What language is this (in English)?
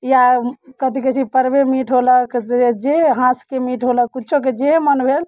Maithili